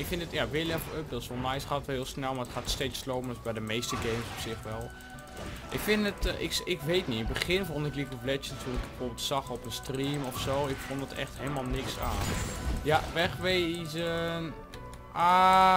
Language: Dutch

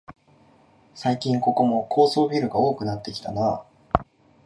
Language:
Japanese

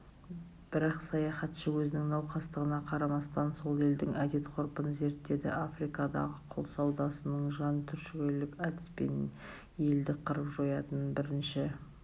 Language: Kazakh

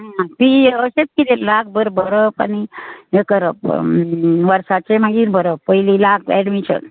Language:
Konkani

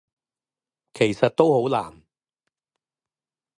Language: Cantonese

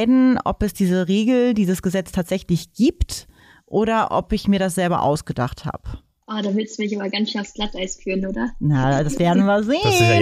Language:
German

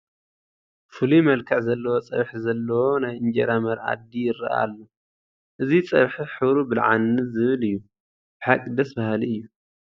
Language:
Tigrinya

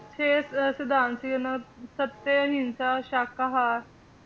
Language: Punjabi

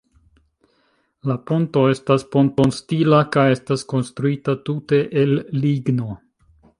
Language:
Esperanto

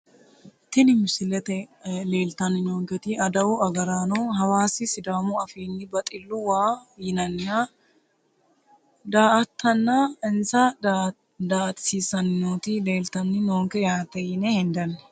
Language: Sidamo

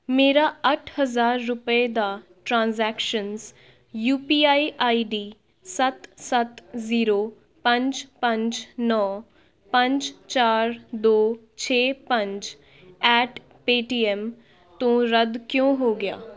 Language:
Punjabi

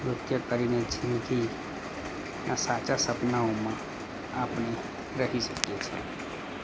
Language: Gujarati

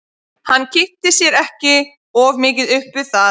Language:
Icelandic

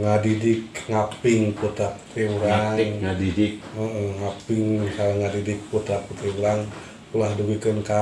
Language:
Indonesian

